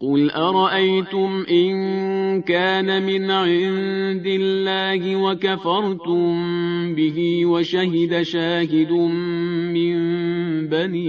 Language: Persian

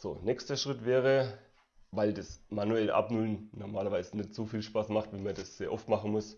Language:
German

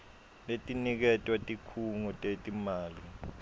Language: Swati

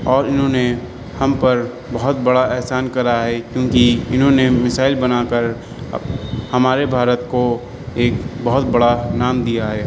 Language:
Urdu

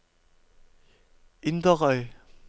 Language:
Norwegian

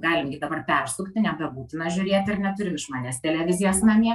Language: Lithuanian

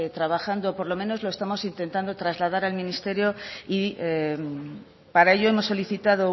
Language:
Spanish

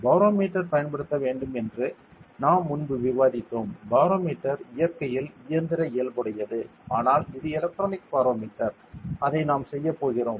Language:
Tamil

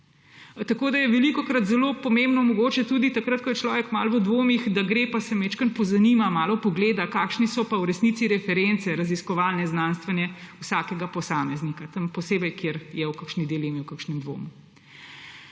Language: Slovenian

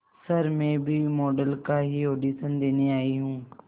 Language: Hindi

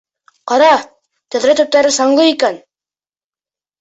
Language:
Bashkir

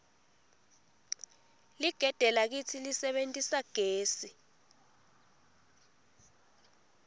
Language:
Swati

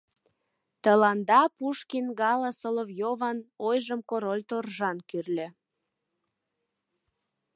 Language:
Mari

